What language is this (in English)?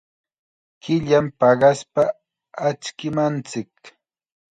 Chiquián Ancash Quechua